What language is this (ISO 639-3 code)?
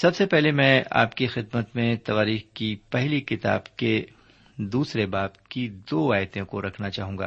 urd